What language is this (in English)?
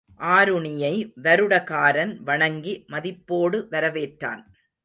Tamil